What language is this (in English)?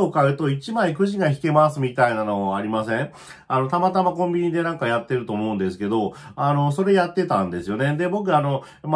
Japanese